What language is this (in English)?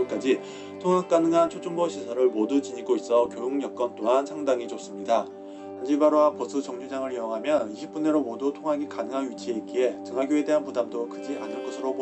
Korean